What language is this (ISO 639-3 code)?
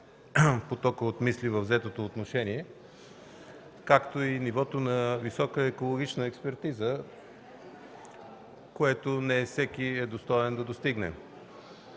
bul